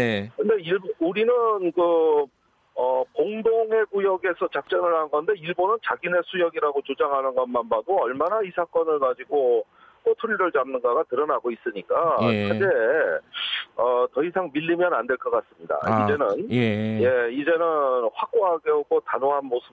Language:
Korean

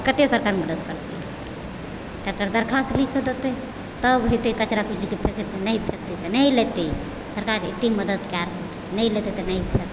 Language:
Maithili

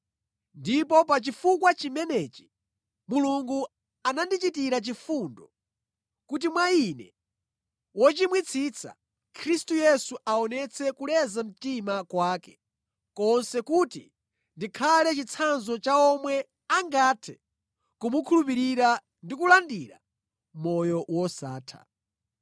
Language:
Nyanja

